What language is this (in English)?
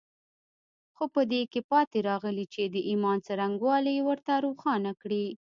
Pashto